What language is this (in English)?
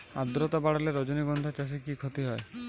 Bangla